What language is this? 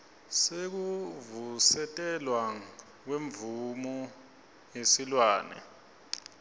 Swati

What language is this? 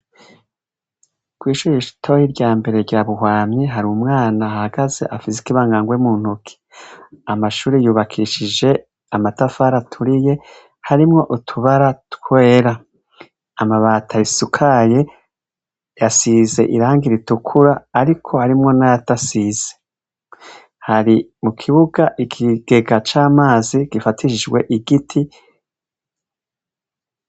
Rundi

